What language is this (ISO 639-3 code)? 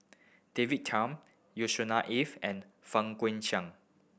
eng